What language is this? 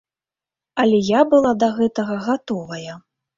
Belarusian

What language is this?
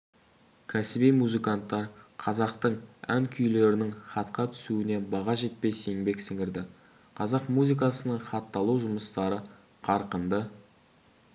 Kazakh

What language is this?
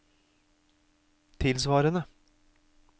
Norwegian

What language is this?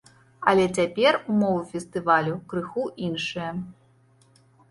Belarusian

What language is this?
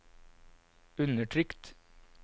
Norwegian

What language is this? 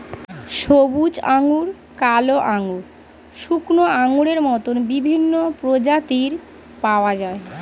Bangla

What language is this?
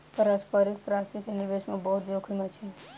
Maithili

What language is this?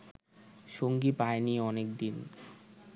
Bangla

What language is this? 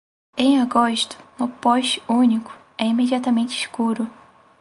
Portuguese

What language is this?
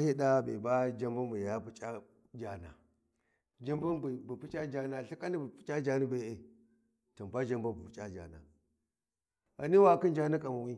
Warji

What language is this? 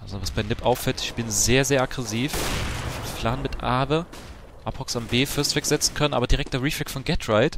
German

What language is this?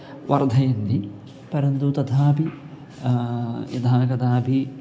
Sanskrit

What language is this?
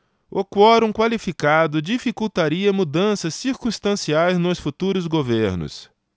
Portuguese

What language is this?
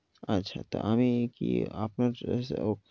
Bangla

